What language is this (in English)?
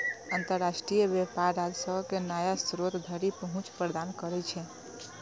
Maithili